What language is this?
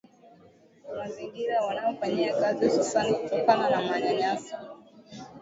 Swahili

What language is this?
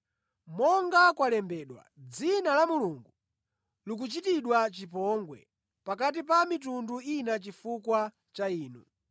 Nyanja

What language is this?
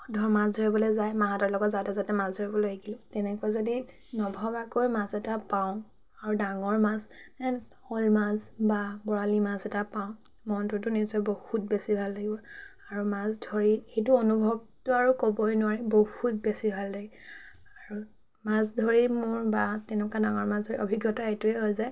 Assamese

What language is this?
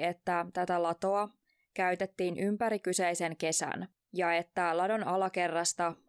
Finnish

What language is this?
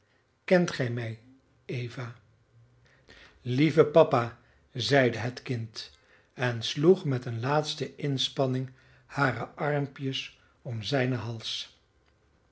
Dutch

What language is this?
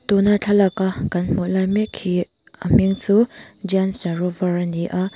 Mizo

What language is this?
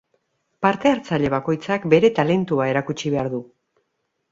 Basque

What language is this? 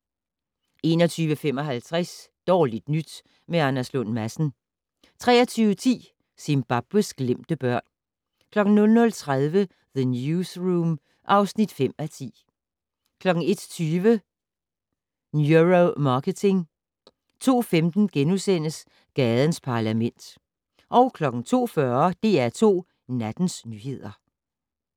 Danish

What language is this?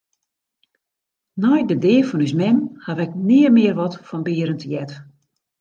Western Frisian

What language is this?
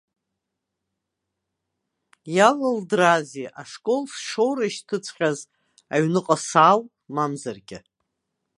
Abkhazian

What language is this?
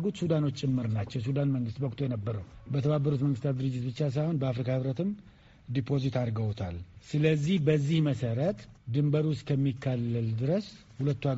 Amharic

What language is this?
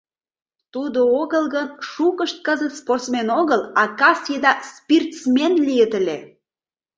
Mari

